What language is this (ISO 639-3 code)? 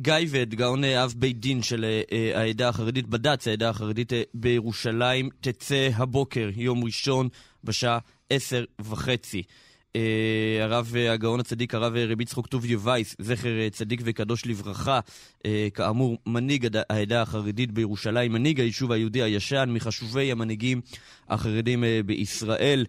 heb